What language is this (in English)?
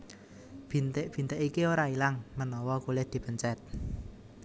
Javanese